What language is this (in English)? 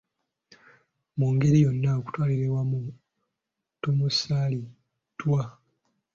Ganda